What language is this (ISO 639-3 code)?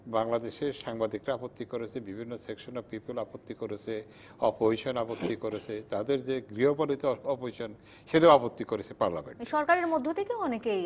ben